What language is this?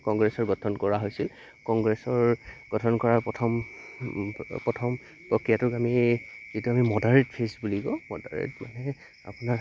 Assamese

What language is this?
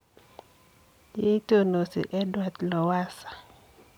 Kalenjin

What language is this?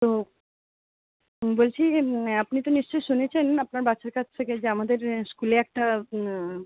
Bangla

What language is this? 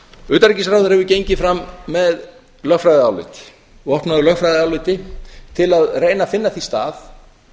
Icelandic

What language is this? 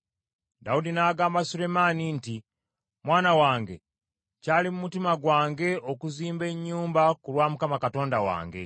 Ganda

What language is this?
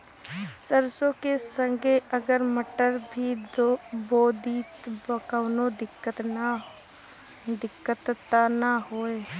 Bhojpuri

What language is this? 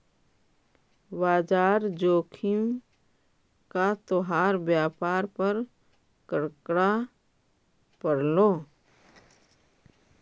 Magahi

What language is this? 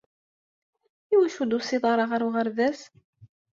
Kabyle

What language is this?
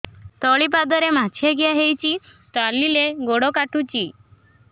Odia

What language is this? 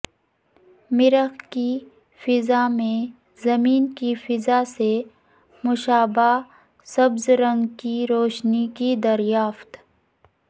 Urdu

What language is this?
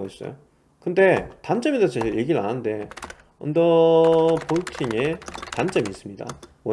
Korean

